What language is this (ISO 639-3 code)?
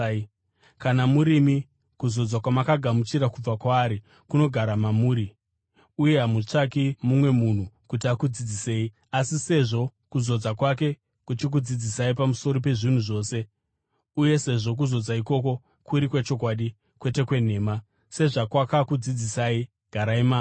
sna